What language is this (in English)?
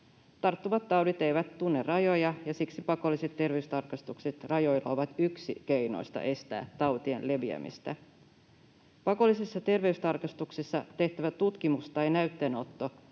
Finnish